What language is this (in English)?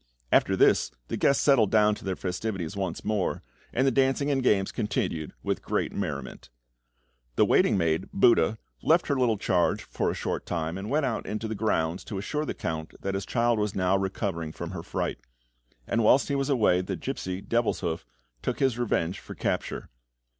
English